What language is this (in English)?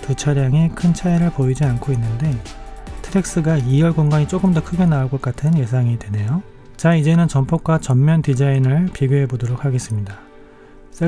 Korean